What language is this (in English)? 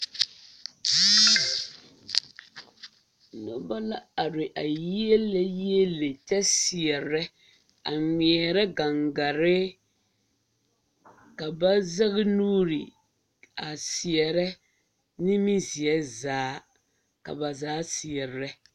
Southern Dagaare